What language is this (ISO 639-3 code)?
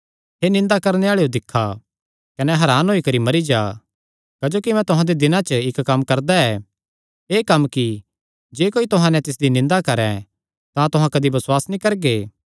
xnr